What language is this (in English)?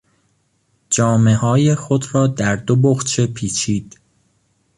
Persian